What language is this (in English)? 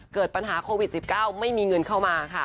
Thai